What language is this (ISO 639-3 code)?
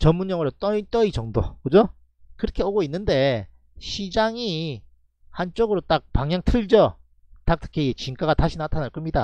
kor